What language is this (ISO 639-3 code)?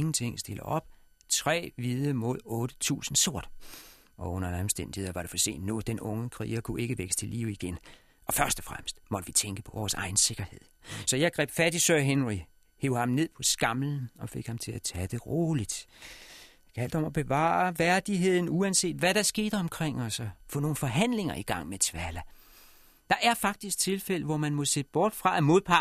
dan